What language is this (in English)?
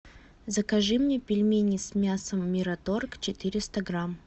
Russian